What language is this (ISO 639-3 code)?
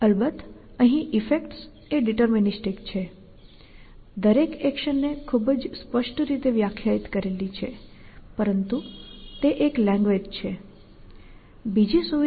guj